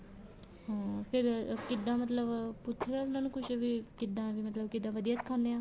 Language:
Punjabi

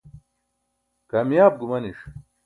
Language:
Burushaski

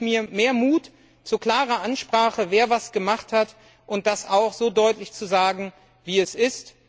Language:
German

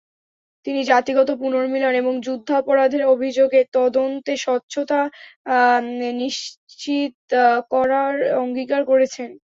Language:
Bangla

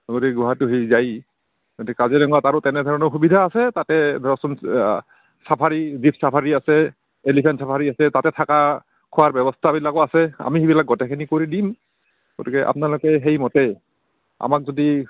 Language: Assamese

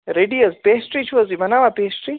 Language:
Kashmiri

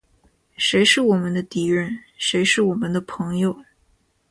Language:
Chinese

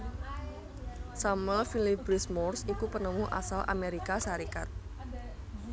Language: Javanese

